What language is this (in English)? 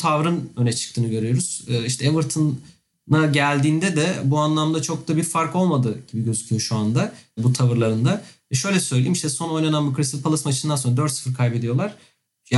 Turkish